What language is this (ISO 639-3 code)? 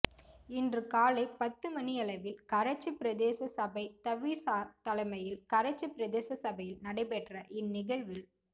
tam